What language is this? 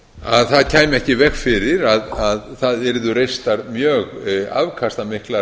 Icelandic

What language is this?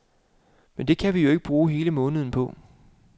Danish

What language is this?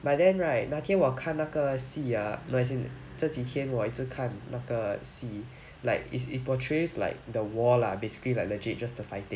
English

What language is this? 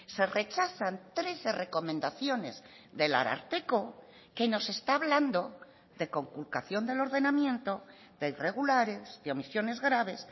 Spanish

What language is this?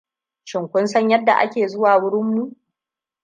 Hausa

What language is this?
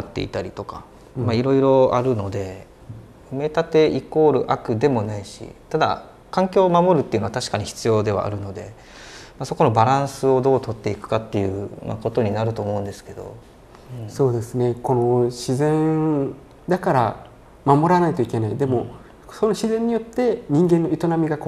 Japanese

